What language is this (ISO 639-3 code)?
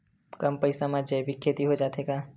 hne